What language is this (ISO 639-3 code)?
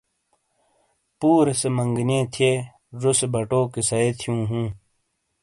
scl